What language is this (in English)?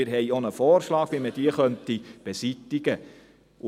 Swiss German